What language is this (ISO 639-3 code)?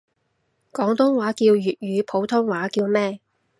yue